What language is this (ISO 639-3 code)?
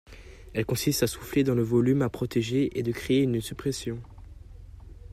fra